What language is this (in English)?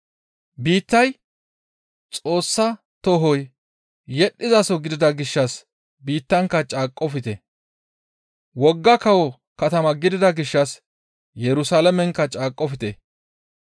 Gamo